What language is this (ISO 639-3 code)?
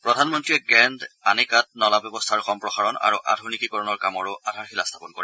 asm